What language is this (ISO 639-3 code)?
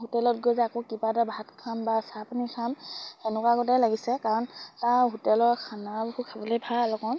asm